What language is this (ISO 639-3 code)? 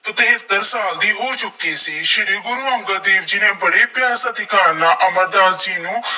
pan